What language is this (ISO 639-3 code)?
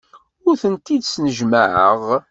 kab